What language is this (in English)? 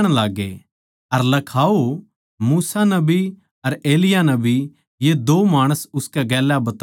Haryanvi